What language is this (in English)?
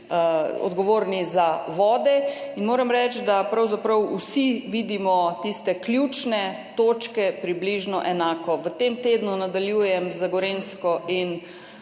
Slovenian